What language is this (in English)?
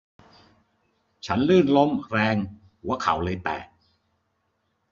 Thai